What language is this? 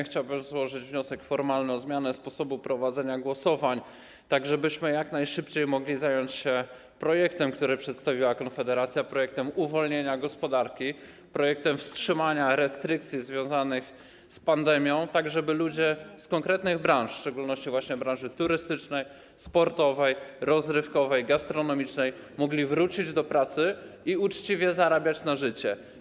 Polish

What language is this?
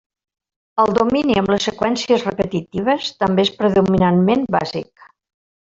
Catalan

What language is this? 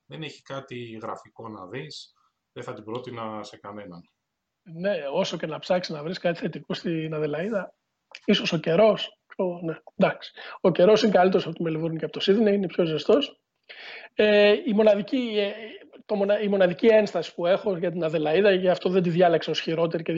Greek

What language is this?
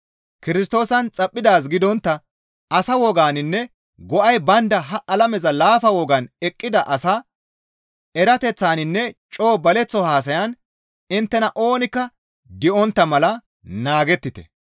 Gamo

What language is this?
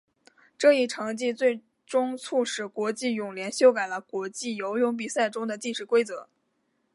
Chinese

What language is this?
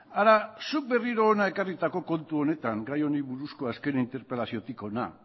Basque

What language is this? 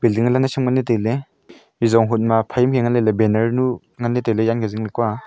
Wancho Naga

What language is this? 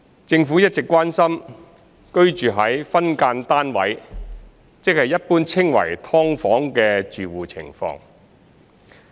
Cantonese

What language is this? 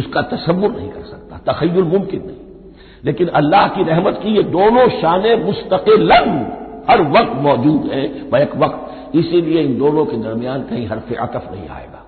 Hindi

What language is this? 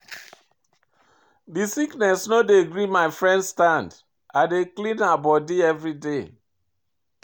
Nigerian Pidgin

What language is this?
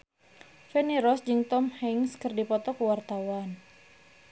Sundanese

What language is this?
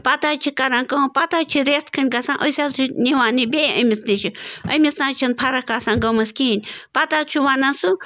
Kashmiri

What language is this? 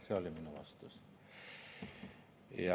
Estonian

